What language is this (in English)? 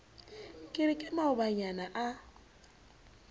Southern Sotho